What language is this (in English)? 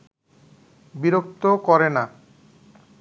Bangla